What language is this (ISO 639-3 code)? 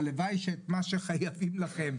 heb